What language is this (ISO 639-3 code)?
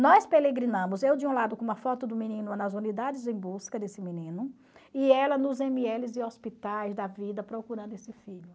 por